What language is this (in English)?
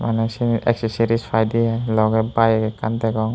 Chakma